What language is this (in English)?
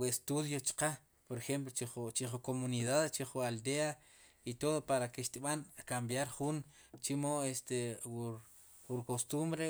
Sipacapense